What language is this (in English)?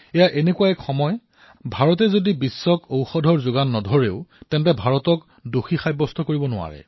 Assamese